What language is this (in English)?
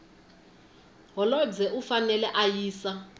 Tsonga